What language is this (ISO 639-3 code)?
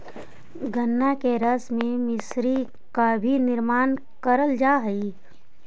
mag